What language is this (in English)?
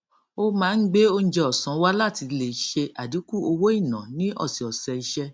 Yoruba